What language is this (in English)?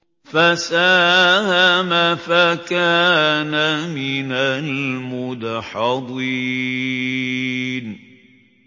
Arabic